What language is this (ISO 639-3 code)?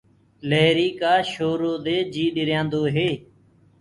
ggg